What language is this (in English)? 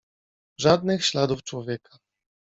Polish